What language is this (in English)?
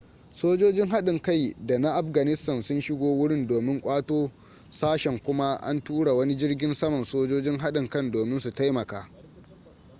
Hausa